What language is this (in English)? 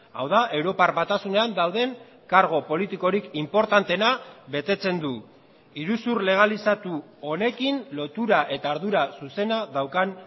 Basque